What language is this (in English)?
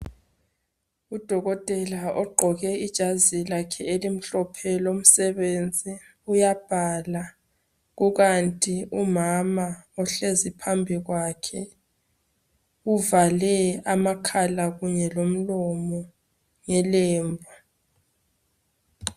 North Ndebele